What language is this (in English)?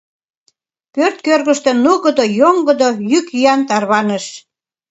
Mari